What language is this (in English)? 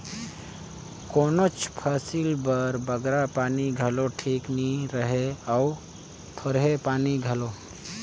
Chhattisgarhi